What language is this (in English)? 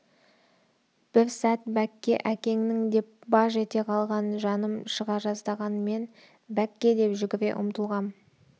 Kazakh